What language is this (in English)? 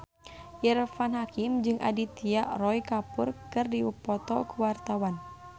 Sundanese